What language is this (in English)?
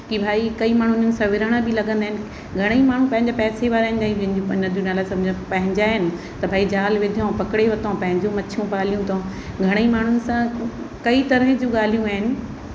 Sindhi